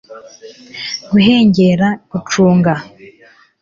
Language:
Kinyarwanda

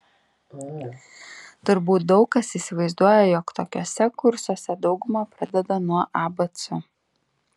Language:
Lithuanian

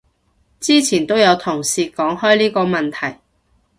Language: Cantonese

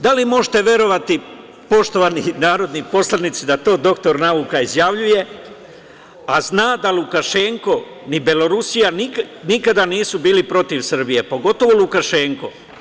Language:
Serbian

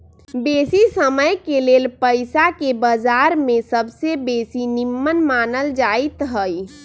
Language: Magahi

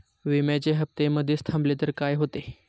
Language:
Marathi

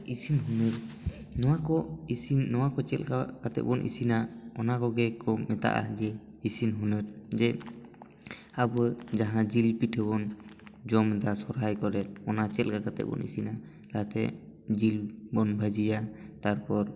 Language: Santali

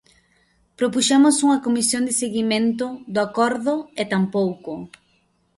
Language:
Galician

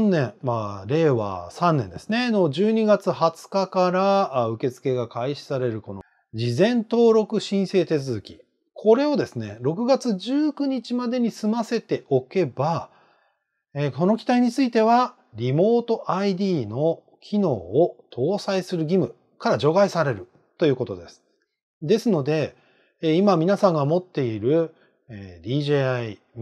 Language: Japanese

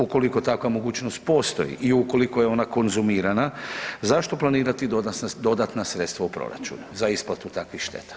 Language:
Croatian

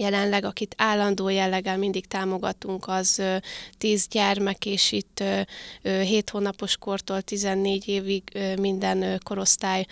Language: Hungarian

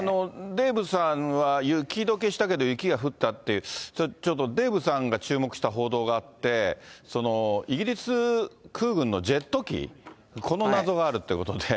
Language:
Japanese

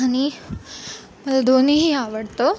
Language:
Marathi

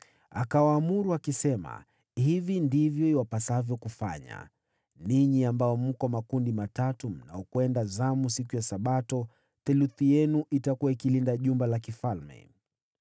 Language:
Swahili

